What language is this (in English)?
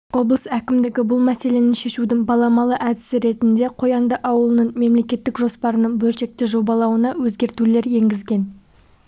Kazakh